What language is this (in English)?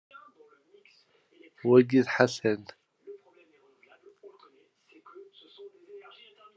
Kabyle